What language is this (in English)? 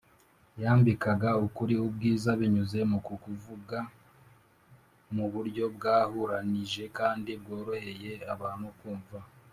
Kinyarwanda